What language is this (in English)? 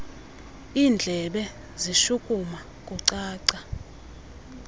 Xhosa